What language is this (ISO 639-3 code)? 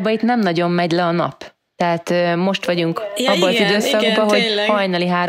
hun